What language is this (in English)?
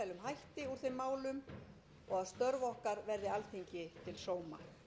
Icelandic